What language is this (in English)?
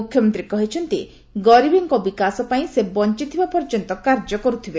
Odia